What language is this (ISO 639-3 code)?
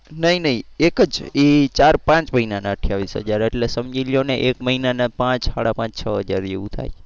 guj